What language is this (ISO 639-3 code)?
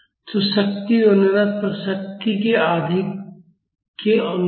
hin